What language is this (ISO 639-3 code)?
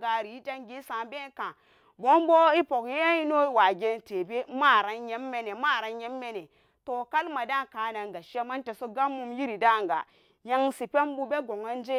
ccg